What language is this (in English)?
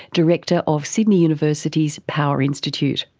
English